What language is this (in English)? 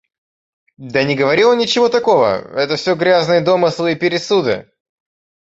Russian